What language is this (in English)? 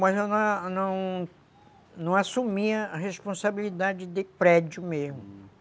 Portuguese